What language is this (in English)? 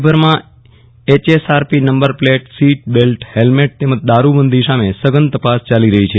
Gujarati